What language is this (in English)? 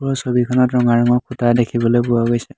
Assamese